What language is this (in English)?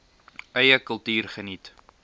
Afrikaans